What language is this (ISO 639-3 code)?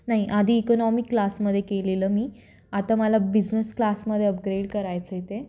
mar